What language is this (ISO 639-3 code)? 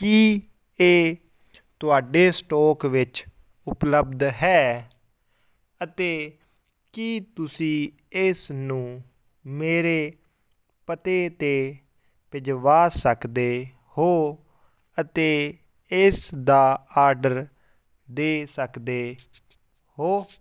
pan